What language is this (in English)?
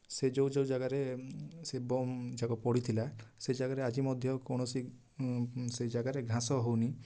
Odia